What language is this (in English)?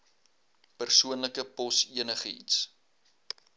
Afrikaans